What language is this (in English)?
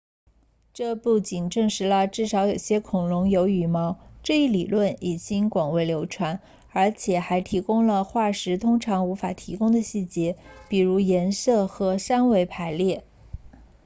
Chinese